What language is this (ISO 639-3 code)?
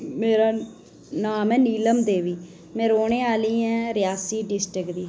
doi